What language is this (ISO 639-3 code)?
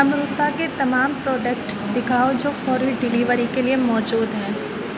urd